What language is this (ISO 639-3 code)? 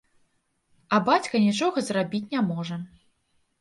bel